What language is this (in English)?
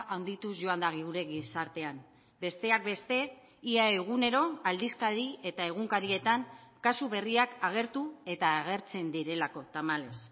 Basque